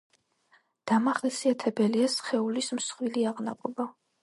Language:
Georgian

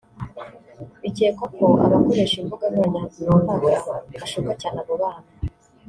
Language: Kinyarwanda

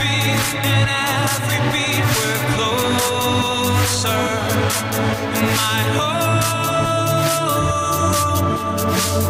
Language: English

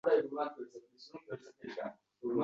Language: Uzbek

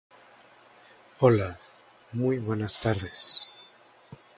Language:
English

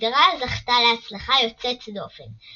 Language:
Hebrew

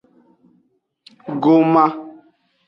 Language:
Aja (Benin)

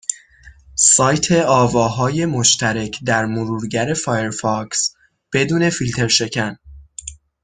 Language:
Persian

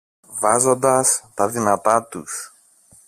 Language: Greek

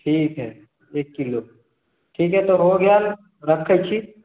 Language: Maithili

